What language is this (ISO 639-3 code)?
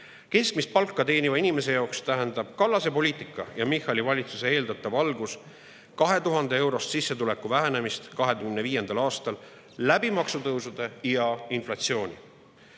est